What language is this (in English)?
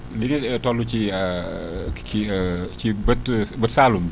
Wolof